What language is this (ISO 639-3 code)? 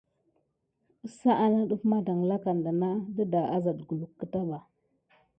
gid